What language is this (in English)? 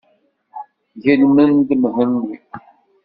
Kabyle